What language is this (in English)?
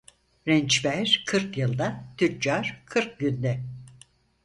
Turkish